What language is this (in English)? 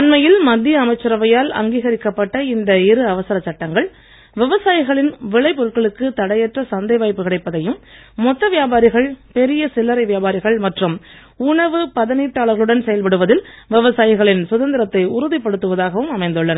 Tamil